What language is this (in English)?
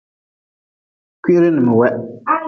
Nawdm